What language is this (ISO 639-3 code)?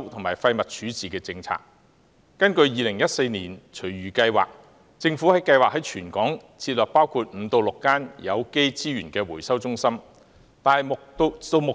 yue